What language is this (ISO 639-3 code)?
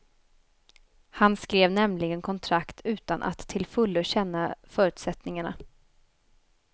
swe